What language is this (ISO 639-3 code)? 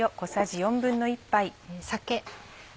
jpn